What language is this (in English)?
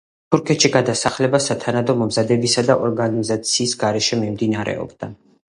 Georgian